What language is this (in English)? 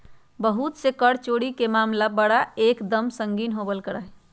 Magahi